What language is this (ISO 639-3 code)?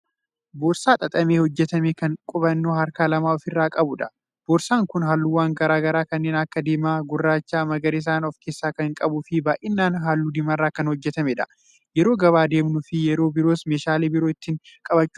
orm